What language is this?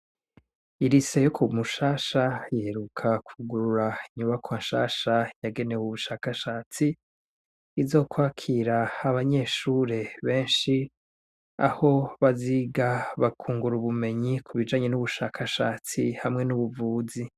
Rundi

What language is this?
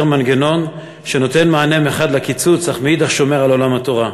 Hebrew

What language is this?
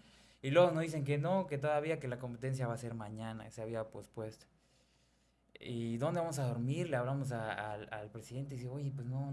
Spanish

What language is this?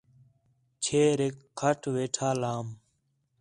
Khetrani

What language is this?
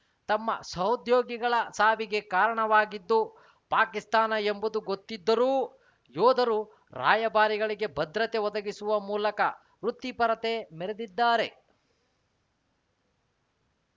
Kannada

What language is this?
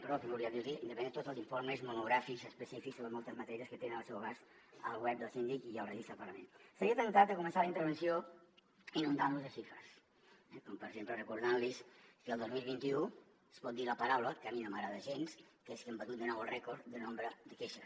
Catalan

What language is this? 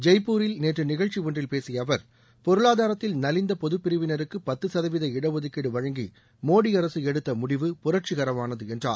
Tamil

